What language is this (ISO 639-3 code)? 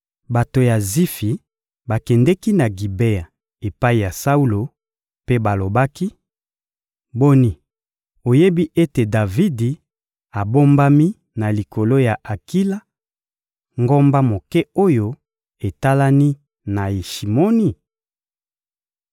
lin